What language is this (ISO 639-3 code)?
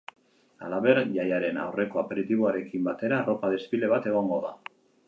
eus